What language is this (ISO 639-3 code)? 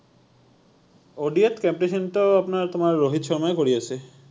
asm